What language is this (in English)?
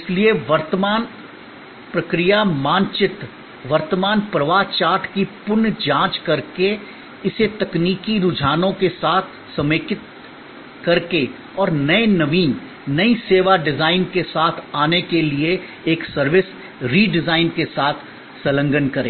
Hindi